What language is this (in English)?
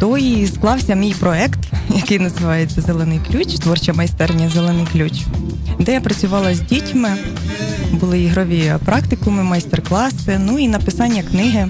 Ukrainian